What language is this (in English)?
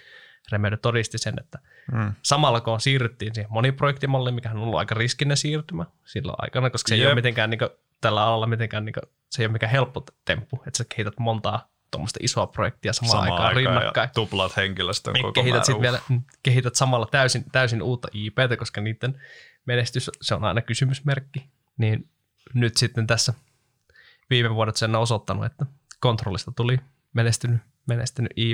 Finnish